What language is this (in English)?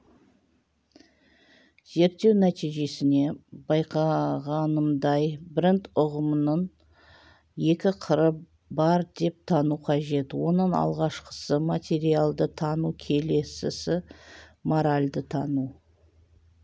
Kazakh